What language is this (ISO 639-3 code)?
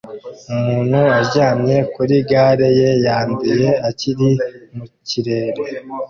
kin